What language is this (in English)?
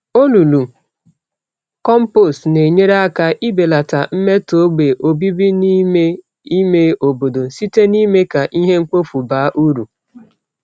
Igbo